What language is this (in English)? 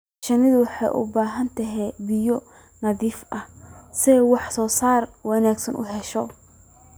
Somali